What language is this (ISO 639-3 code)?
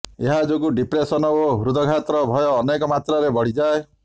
ori